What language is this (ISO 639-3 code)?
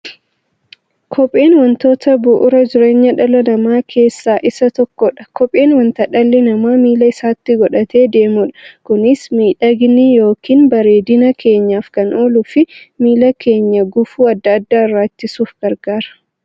orm